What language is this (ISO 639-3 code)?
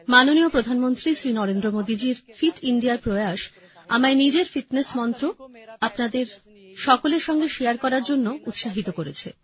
ben